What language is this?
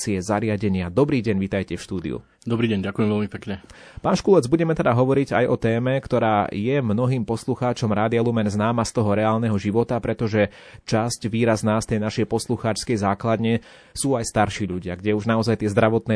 Slovak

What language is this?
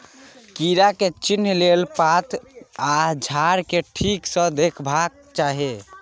Maithili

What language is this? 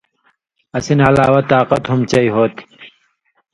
Indus Kohistani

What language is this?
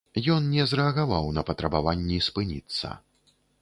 Belarusian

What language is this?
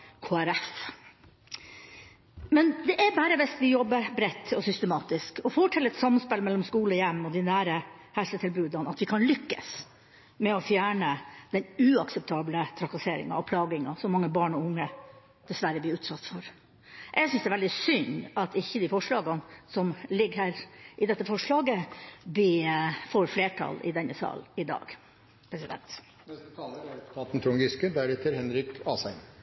Norwegian Bokmål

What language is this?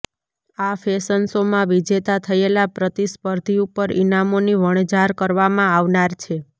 Gujarati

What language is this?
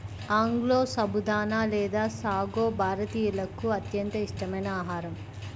Telugu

